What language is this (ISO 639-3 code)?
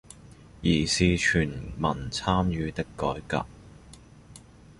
zho